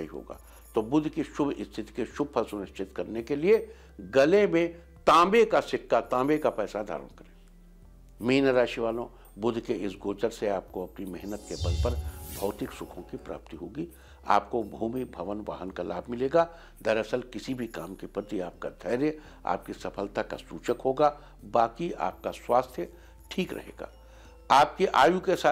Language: Hindi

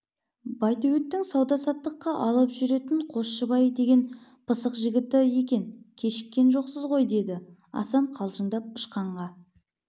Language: Kazakh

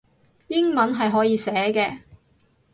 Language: Cantonese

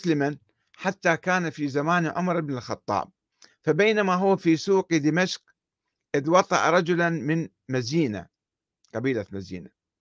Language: Arabic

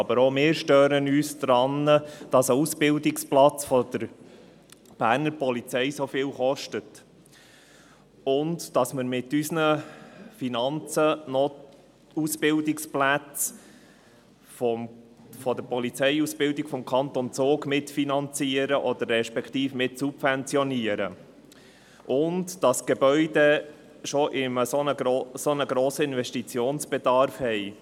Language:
Swiss German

